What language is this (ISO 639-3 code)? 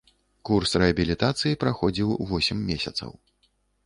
bel